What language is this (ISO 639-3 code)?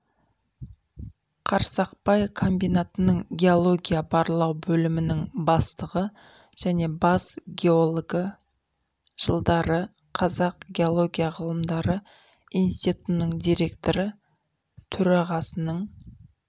kaz